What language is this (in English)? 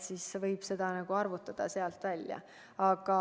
Estonian